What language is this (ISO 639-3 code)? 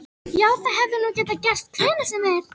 isl